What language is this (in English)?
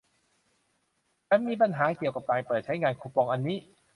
Thai